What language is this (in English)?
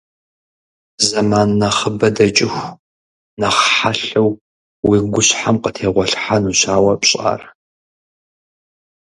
Kabardian